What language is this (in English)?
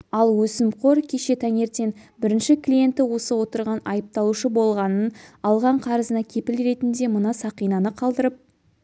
Kazakh